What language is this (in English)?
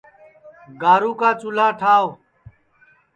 Sansi